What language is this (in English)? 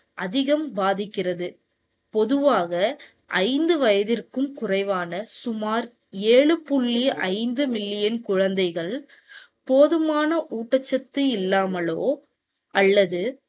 Tamil